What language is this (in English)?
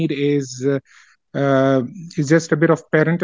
Indonesian